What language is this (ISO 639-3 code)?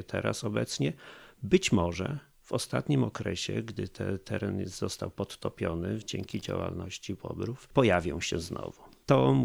pol